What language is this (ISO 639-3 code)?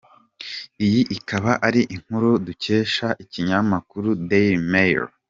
kin